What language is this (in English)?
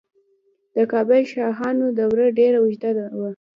Pashto